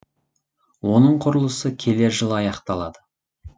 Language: Kazakh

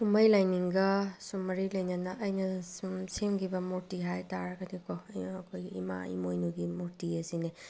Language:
Manipuri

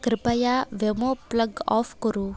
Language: Sanskrit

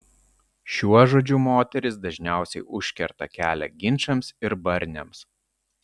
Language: Lithuanian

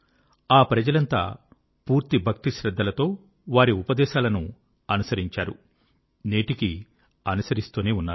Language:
Telugu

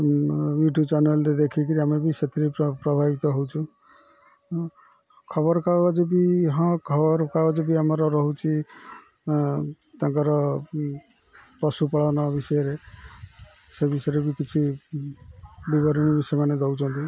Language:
Odia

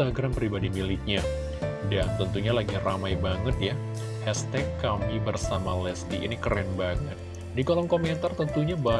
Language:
Indonesian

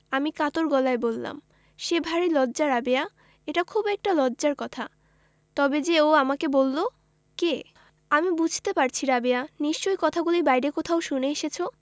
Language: Bangla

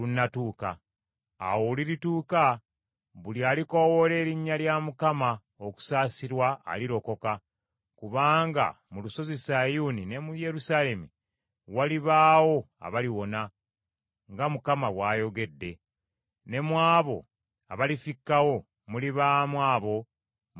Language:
Ganda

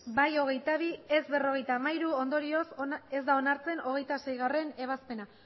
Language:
Basque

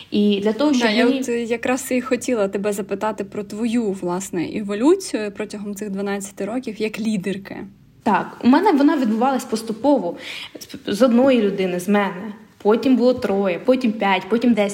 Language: Ukrainian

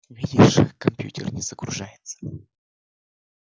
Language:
Russian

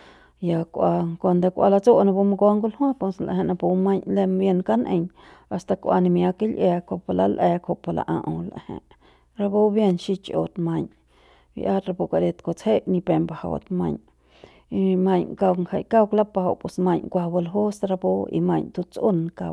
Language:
Central Pame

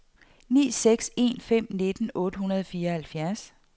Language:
Danish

